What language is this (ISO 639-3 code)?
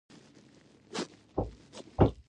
pus